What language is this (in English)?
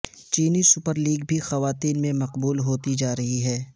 Urdu